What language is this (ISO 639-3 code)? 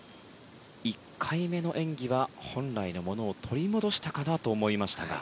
jpn